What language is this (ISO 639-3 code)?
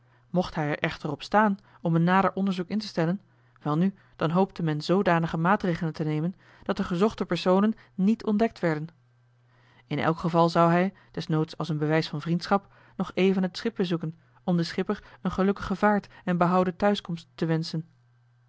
nld